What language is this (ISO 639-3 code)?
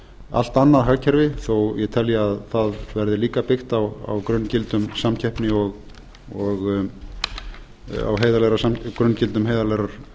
isl